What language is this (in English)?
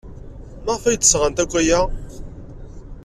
Kabyle